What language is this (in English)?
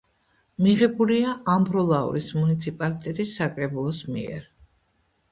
Georgian